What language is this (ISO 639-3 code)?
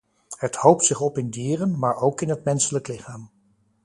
nld